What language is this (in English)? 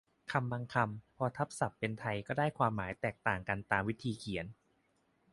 Thai